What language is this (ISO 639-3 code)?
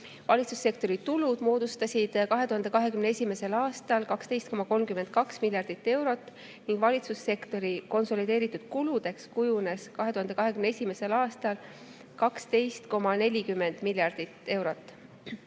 est